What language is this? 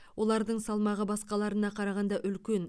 Kazakh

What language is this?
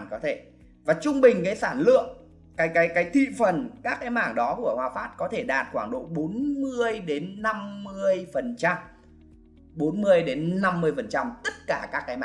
Vietnamese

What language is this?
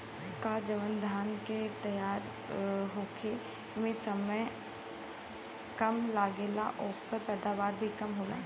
Bhojpuri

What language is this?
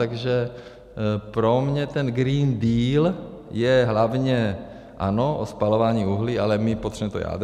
Czech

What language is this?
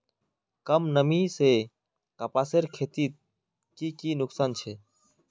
Magahi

